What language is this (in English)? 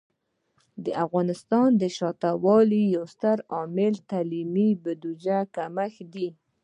Pashto